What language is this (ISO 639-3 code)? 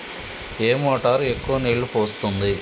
tel